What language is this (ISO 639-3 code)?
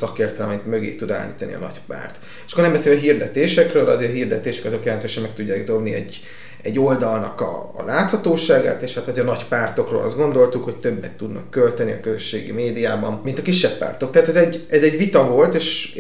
hun